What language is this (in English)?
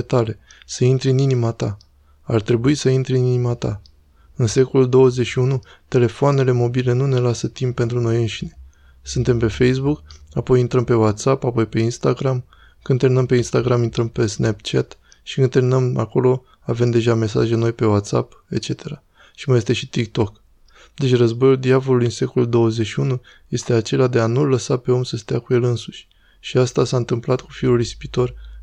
Romanian